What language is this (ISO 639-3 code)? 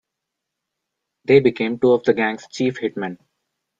eng